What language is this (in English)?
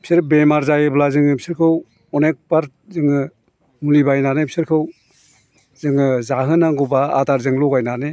Bodo